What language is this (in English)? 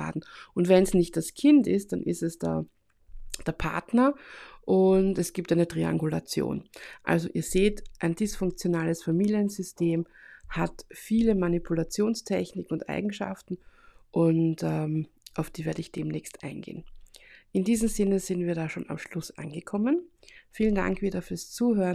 German